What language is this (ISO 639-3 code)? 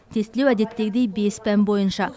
kaz